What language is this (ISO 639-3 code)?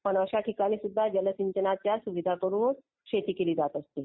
mar